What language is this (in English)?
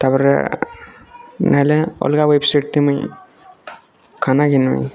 Odia